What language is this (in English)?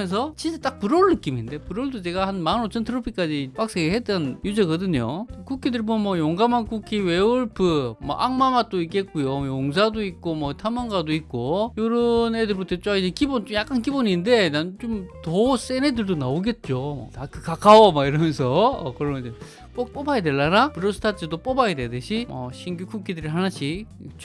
Korean